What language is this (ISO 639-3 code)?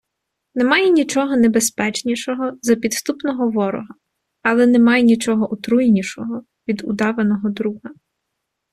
ukr